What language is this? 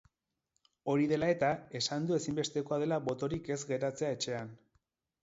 Basque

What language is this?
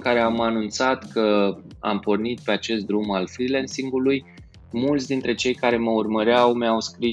Romanian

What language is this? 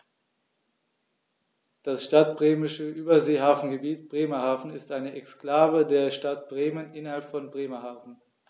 German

